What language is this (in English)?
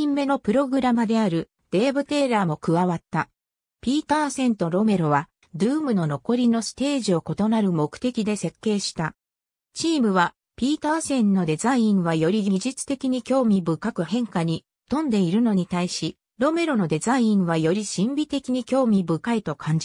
Japanese